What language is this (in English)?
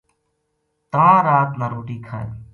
Gujari